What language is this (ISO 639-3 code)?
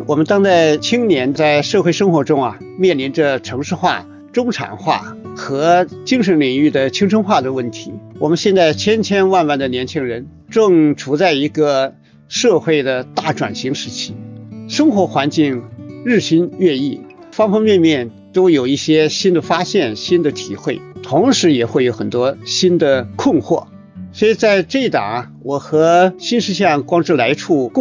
zho